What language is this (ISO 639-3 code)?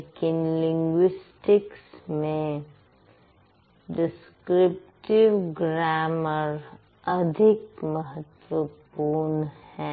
hin